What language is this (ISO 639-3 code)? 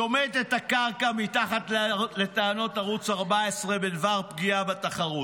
heb